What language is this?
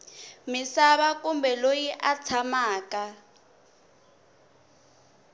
Tsonga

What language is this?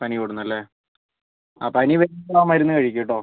Malayalam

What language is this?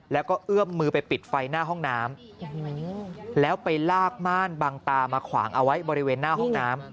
Thai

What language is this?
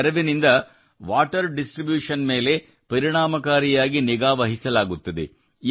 Kannada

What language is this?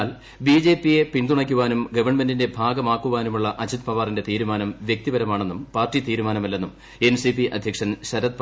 Malayalam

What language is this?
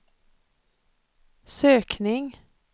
Swedish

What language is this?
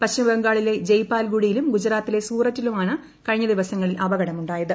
Malayalam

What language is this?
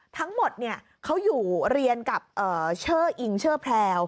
Thai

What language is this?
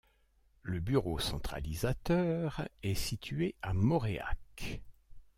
French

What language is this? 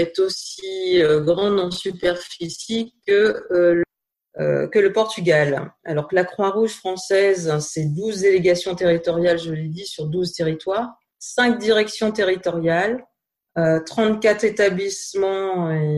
French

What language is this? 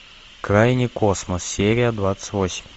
Russian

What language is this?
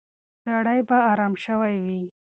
Pashto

